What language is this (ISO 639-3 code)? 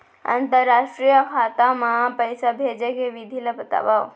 hne